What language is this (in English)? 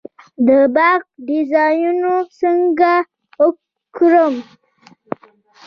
Pashto